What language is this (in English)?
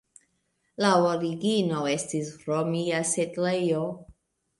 Esperanto